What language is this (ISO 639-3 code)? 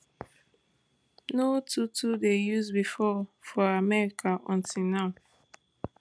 pcm